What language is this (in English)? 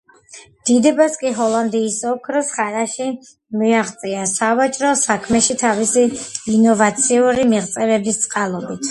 Georgian